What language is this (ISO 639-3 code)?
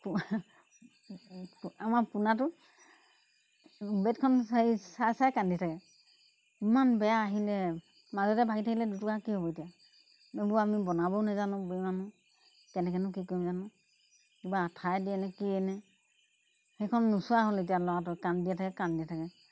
asm